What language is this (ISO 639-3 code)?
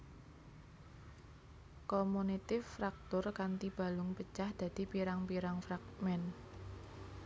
jav